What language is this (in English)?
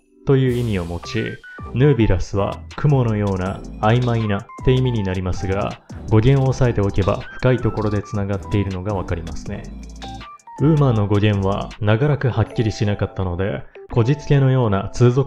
Japanese